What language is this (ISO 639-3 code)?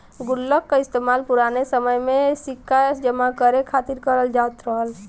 bho